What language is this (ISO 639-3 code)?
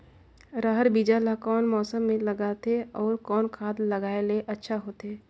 hne